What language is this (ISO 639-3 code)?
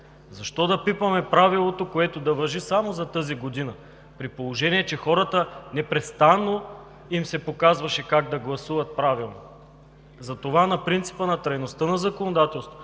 bul